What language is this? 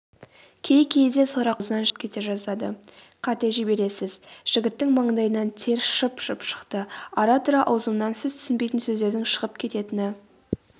Kazakh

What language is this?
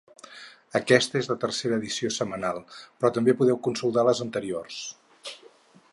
Catalan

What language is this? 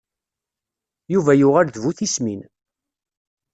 Kabyle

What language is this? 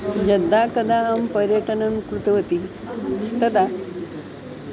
Sanskrit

